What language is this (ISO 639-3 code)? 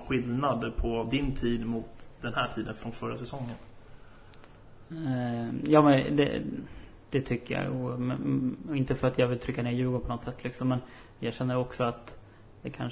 swe